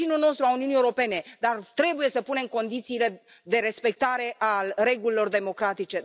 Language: Romanian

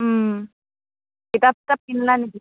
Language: Assamese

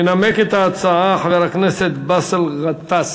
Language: Hebrew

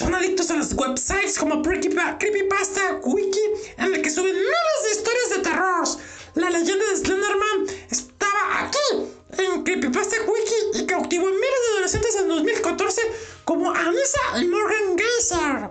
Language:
Spanish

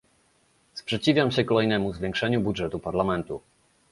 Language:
Polish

